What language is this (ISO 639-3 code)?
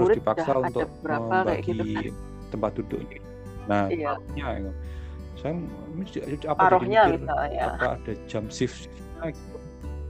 ind